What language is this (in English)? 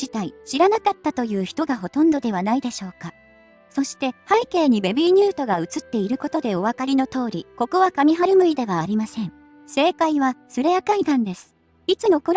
Japanese